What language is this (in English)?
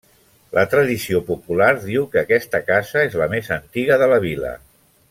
Catalan